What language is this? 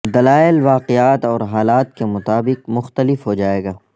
Urdu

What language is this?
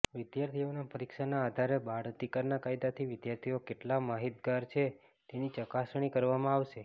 Gujarati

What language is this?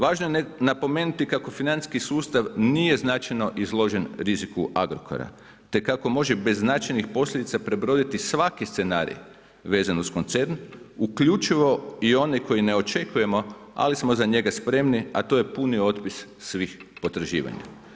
Croatian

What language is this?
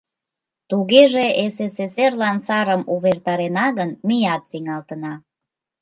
Mari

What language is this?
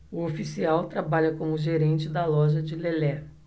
Portuguese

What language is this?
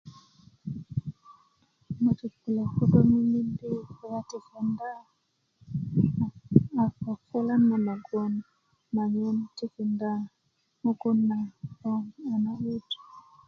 Kuku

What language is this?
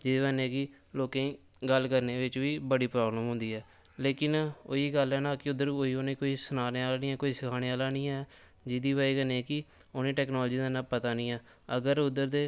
Dogri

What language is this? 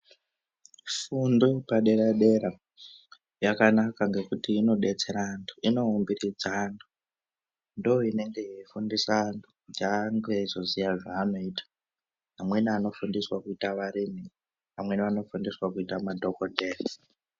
Ndau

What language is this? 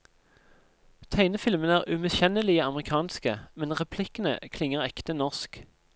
Norwegian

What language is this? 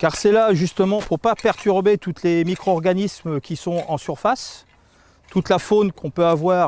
French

